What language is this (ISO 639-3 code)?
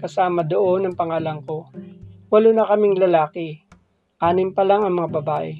fil